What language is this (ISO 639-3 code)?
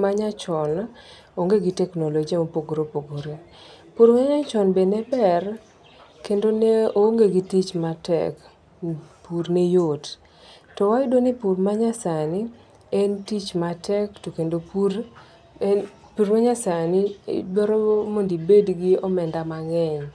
luo